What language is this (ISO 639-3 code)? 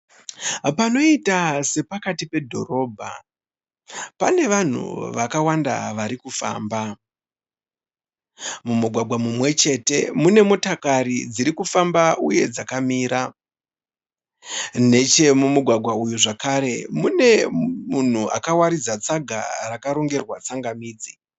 sna